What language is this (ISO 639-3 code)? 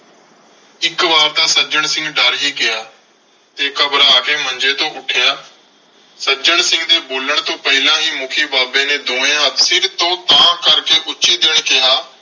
pan